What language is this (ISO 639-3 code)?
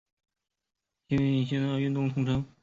zho